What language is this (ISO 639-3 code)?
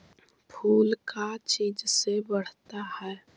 mag